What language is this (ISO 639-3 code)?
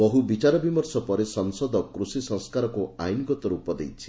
ori